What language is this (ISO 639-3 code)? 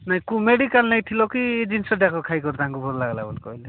ori